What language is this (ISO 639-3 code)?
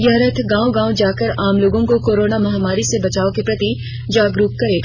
hin